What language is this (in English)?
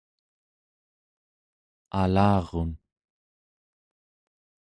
Central Yupik